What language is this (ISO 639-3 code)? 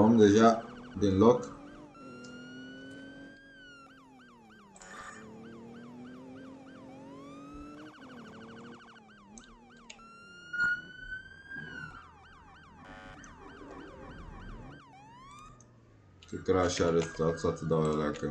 ron